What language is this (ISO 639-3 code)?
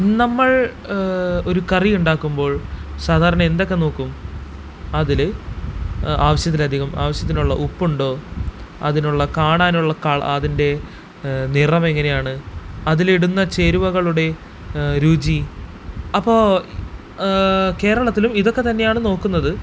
mal